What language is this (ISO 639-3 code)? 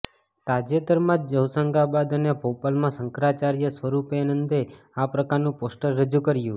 guj